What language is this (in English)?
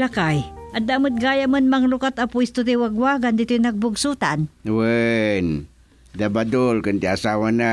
Filipino